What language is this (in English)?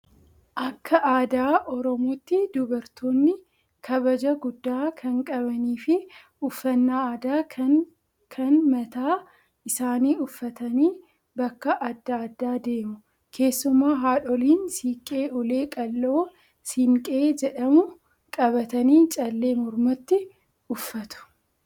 Oromo